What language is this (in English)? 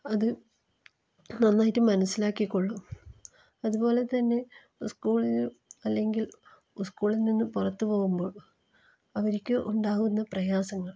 Malayalam